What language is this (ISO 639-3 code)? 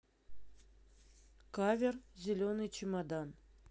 rus